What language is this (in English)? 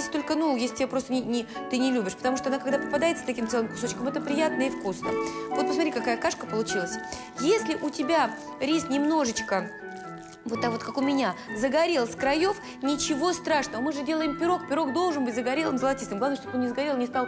Russian